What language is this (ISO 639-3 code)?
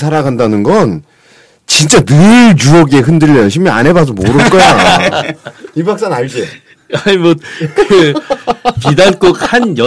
kor